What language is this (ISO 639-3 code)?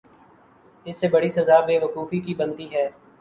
urd